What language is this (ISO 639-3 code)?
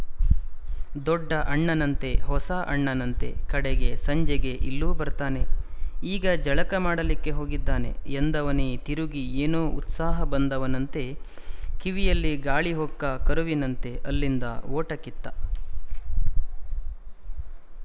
kan